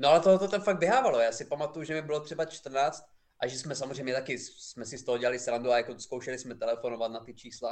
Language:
Czech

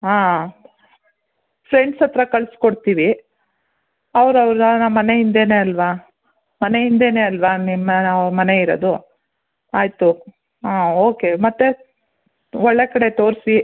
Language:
Kannada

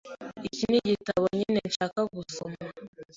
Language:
Kinyarwanda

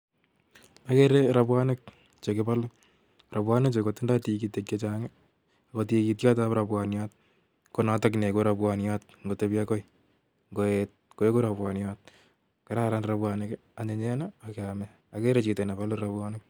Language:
Kalenjin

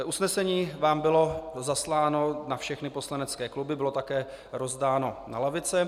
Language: Czech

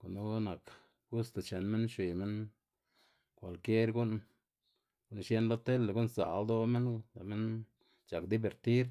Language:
Xanaguía Zapotec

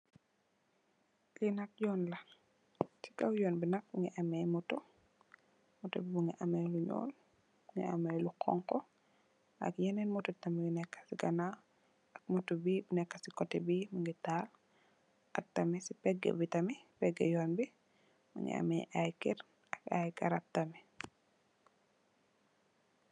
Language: Wolof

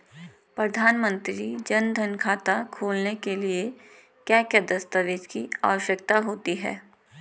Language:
Hindi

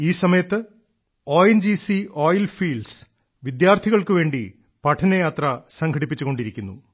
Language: Malayalam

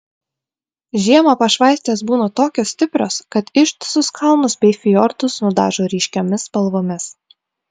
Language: Lithuanian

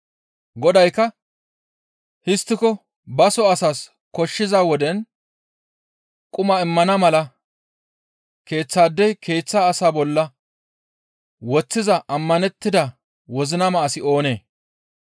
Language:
Gamo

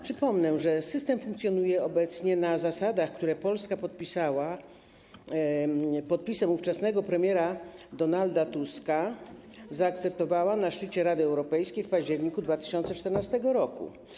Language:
Polish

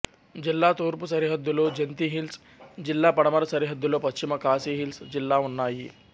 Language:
Telugu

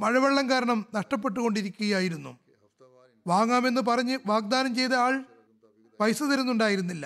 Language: Malayalam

